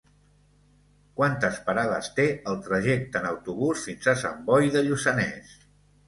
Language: Catalan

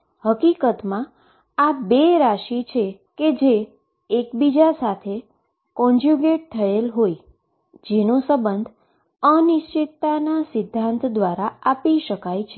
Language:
Gujarati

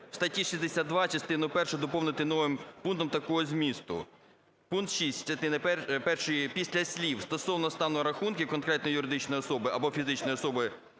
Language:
Ukrainian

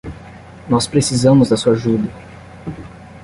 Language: Portuguese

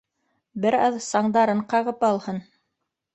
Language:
Bashkir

